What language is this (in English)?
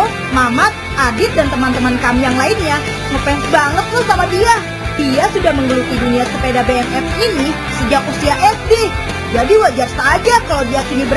Indonesian